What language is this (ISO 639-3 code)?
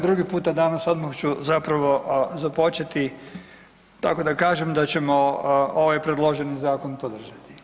hrv